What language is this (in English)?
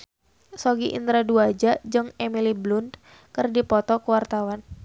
Sundanese